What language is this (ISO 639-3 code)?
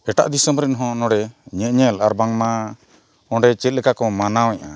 sat